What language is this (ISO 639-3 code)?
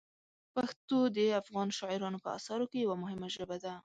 pus